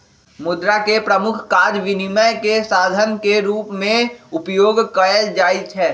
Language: Magahi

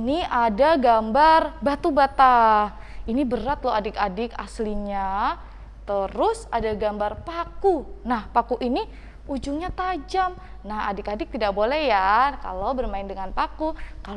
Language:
Indonesian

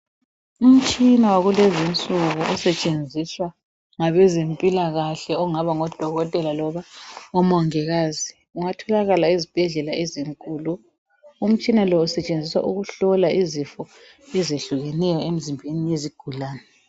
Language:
North Ndebele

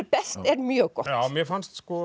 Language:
Icelandic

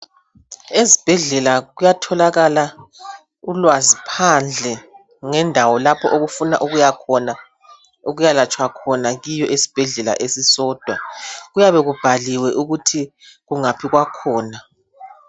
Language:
North Ndebele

